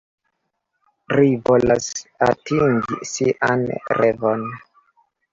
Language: Esperanto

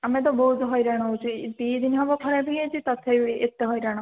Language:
Odia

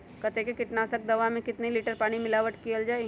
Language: Magahi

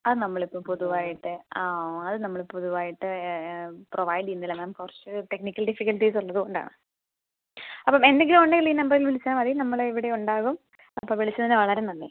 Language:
Malayalam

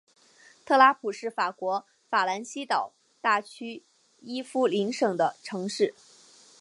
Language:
Chinese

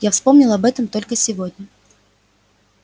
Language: Russian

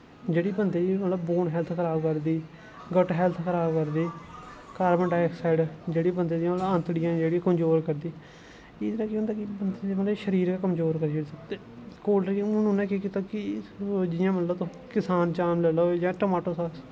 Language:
Dogri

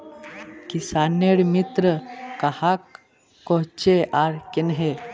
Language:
Magahi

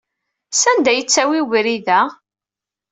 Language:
Kabyle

